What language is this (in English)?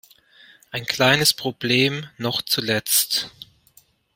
German